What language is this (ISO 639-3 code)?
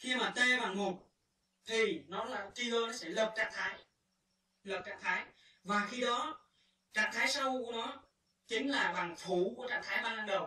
vie